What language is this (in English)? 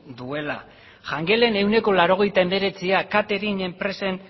Basque